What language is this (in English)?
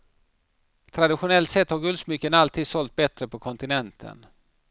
Swedish